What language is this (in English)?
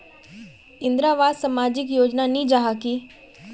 Magahi